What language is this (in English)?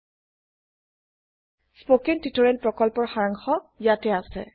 Assamese